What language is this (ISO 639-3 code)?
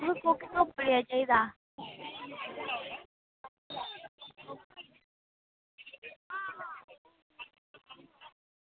doi